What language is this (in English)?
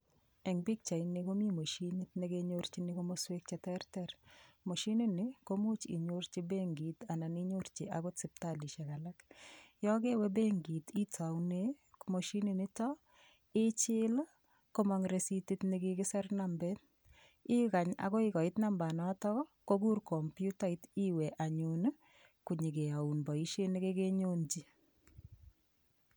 Kalenjin